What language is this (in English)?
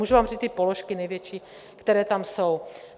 Czech